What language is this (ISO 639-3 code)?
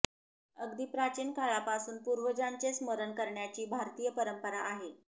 mar